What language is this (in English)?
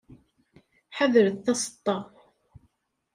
Kabyle